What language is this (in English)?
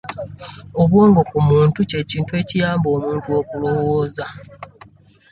Ganda